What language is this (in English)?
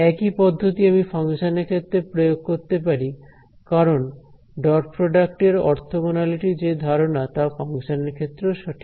Bangla